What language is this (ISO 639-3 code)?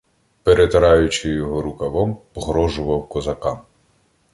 ukr